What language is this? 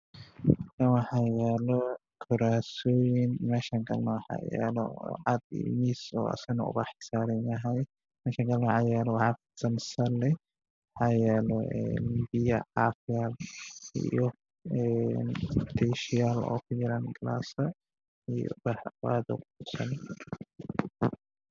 Somali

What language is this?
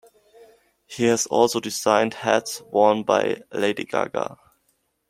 English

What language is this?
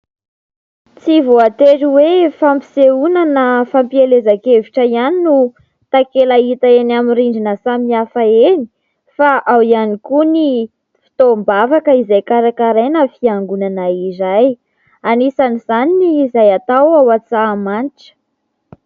Malagasy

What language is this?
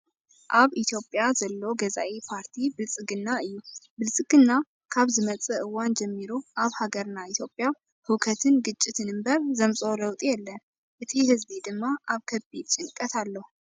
Tigrinya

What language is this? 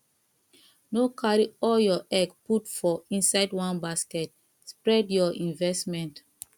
Nigerian Pidgin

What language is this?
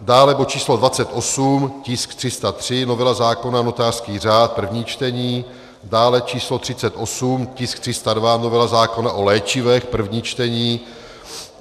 Czech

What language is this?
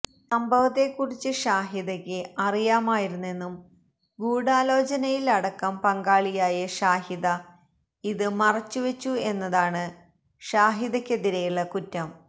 Malayalam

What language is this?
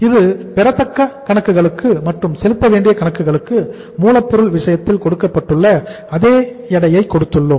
Tamil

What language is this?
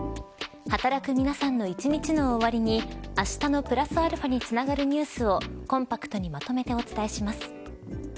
Japanese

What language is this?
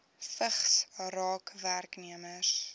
Afrikaans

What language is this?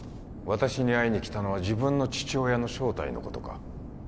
Japanese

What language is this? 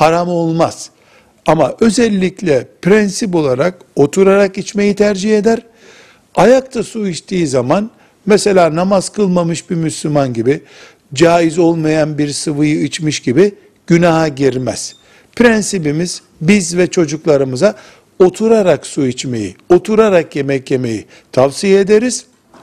Turkish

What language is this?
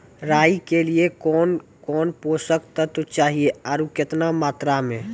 Maithili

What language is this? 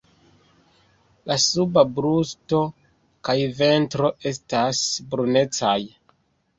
Esperanto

